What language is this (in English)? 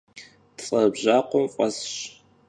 Kabardian